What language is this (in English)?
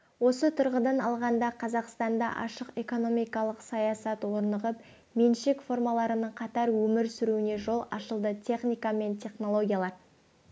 Kazakh